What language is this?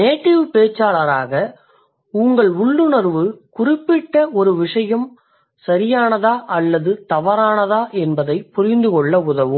Tamil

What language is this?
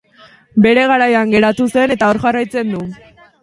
Basque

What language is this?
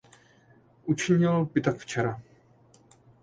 Czech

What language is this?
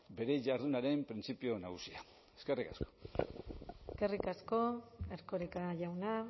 Basque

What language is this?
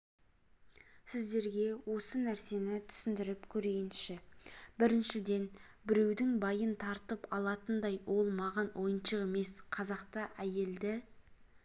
Kazakh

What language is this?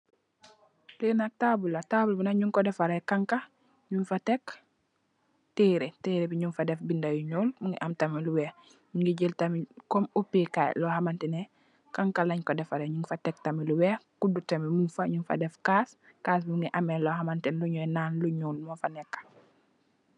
Wolof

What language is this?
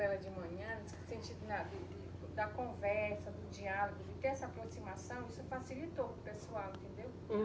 Portuguese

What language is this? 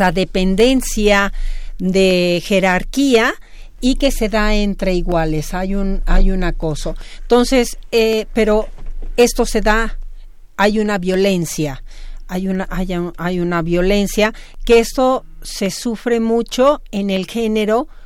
Spanish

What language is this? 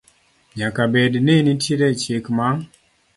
Luo (Kenya and Tanzania)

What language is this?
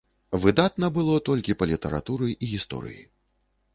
Belarusian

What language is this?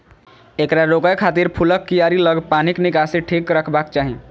Maithili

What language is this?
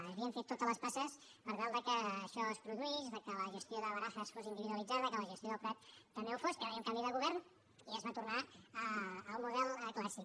Catalan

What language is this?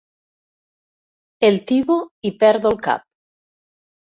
Catalan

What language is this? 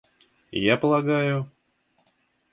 Russian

